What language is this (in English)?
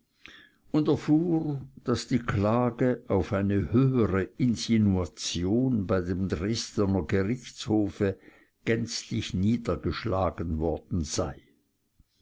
German